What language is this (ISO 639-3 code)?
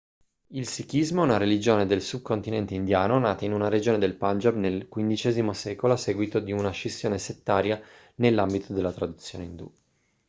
ita